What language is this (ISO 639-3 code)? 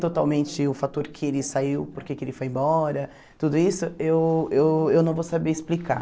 por